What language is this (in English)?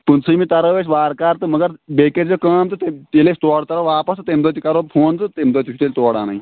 Kashmiri